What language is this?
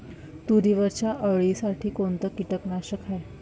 Marathi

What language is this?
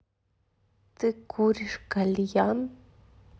Russian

